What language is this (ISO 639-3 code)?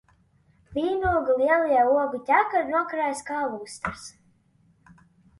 lav